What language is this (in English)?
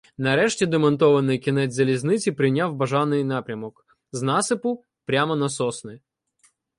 Ukrainian